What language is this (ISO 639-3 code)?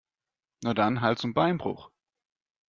deu